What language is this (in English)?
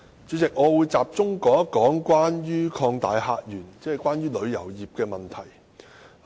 Cantonese